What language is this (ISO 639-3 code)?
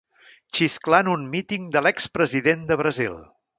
cat